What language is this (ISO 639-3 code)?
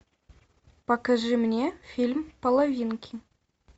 rus